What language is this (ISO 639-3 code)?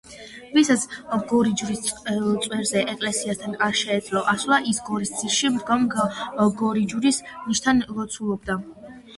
kat